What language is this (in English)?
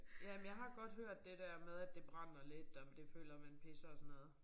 Danish